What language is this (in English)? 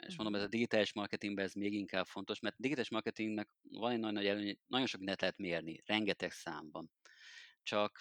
Hungarian